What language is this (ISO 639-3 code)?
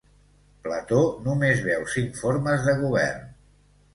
cat